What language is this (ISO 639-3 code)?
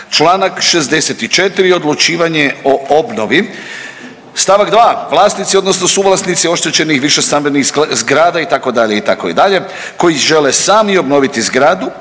hrv